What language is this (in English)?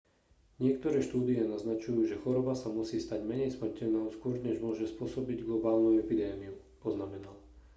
Slovak